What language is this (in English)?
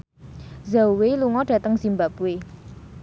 Javanese